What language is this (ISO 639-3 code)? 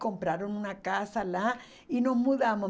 por